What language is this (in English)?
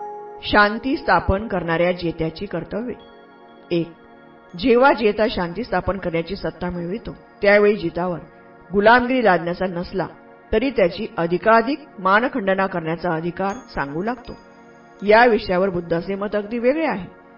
Marathi